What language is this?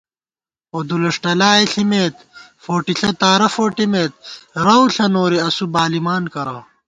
Gawar-Bati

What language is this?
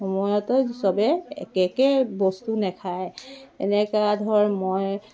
Assamese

